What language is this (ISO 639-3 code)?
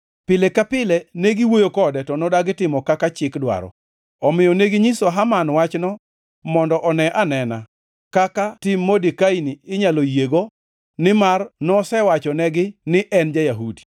luo